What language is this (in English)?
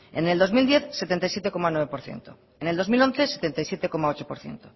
Spanish